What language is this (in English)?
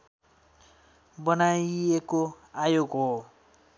Nepali